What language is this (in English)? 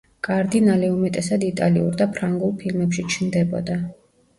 Georgian